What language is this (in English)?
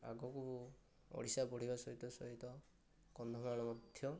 Odia